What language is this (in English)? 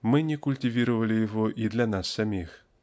Russian